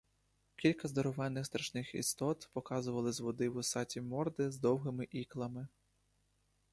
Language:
Ukrainian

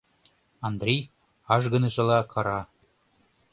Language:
Mari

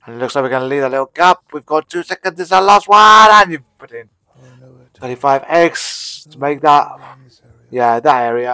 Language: English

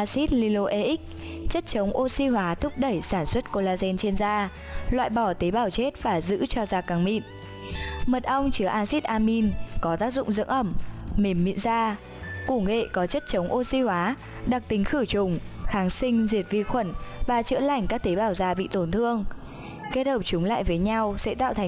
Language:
Vietnamese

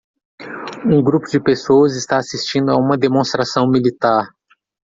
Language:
Portuguese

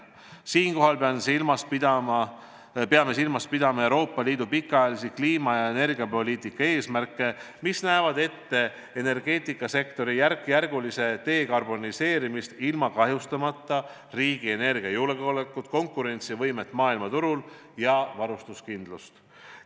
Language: Estonian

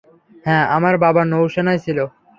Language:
Bangla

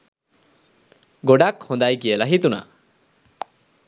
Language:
Sinhala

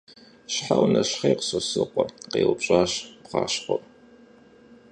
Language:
Kabardian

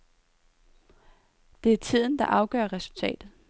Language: Danish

